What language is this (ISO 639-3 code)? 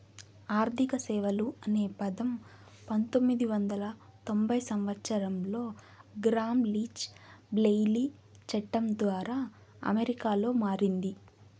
tel